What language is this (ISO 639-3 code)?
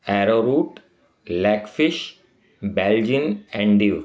snd